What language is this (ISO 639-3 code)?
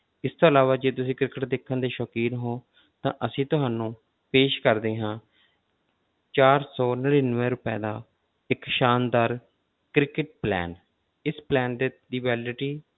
pan